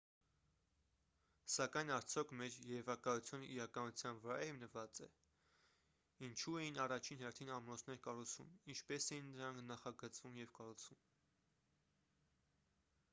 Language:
Armenian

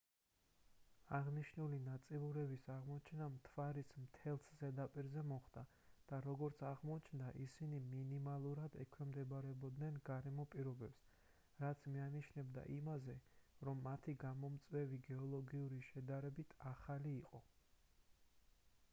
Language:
Georgian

